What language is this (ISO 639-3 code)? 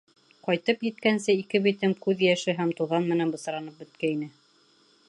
bak